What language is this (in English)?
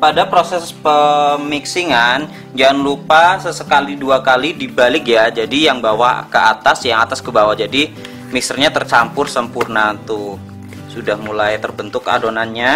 Indonesian